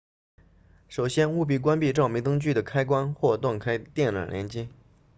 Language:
Chinese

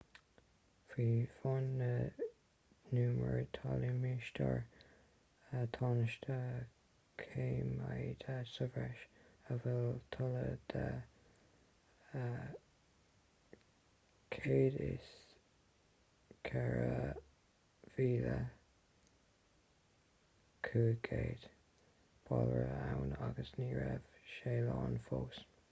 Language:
Irish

